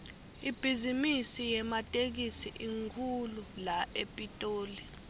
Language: Swati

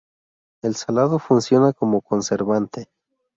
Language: Spanish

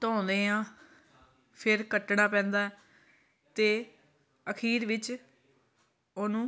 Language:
Punjabi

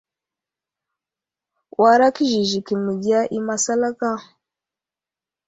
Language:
Wuzlam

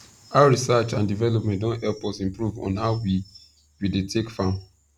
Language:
Nigerian Pidgin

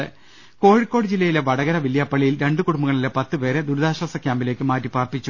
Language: Malayalam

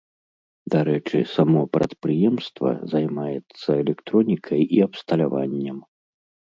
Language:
Belarusian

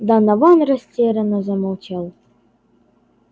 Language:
Russian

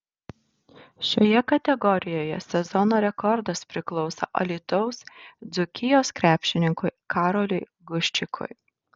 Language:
Lithuanian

